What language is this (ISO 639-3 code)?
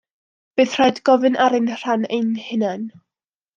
cym